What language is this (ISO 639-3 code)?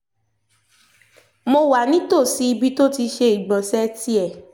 yor